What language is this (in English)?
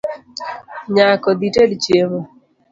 Luo (Kenya and Tanzania)